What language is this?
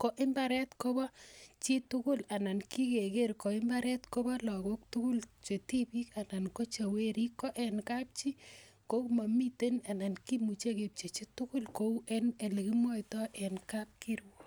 Kalenjin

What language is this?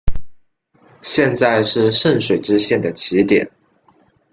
Chinese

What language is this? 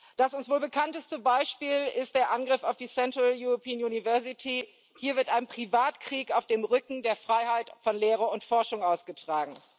German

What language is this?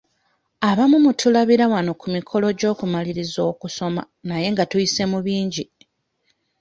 Ganda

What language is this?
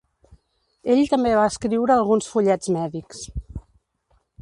Catalan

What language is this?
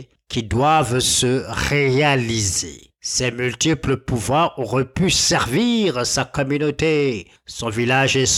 French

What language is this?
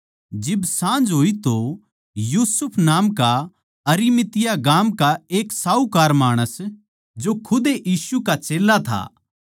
Haryanvi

